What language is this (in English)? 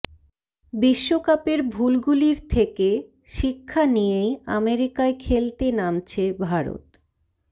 Bangla